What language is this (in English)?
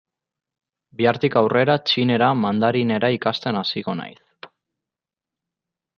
Basque